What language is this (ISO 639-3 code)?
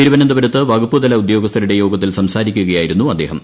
mal